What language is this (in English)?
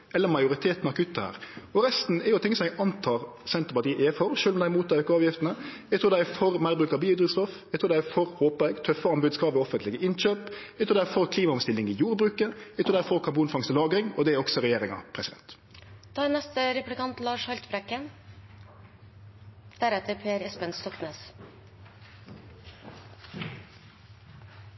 Norwegian Nynorsk